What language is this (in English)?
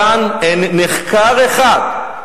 Hebrew